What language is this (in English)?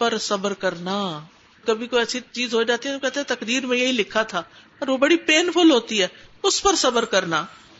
Urdu